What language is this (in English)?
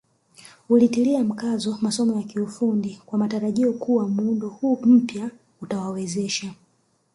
Swahili